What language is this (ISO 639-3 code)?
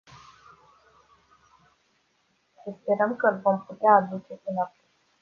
ron